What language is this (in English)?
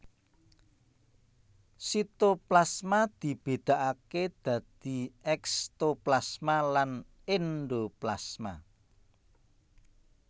Javanese